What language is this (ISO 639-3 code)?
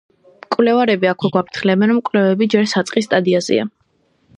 kat